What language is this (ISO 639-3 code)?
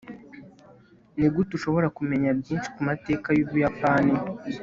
kin